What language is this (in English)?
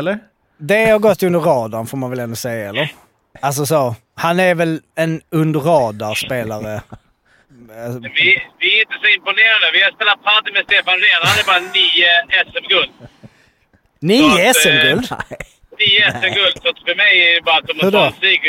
Swedish